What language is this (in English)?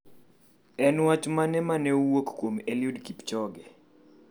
Luo (Kenya and Tanzania)